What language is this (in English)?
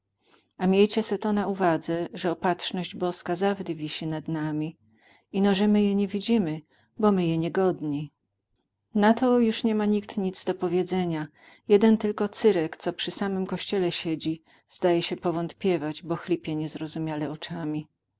Polish